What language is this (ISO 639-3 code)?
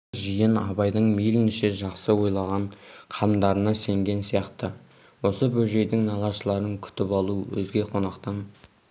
kaz